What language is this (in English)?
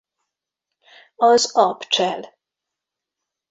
Hungarian